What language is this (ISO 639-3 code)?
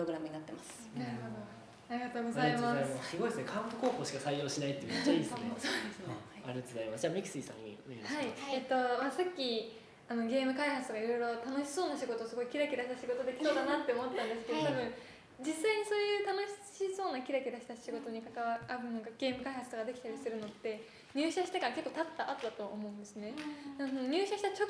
jpn